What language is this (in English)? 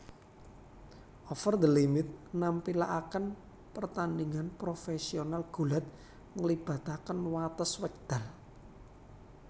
Javanese